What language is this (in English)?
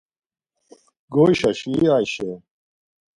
Laz